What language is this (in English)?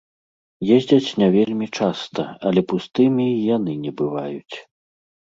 Belarusian